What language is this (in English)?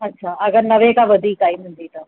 Sindhi